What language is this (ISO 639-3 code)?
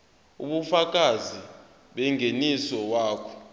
zul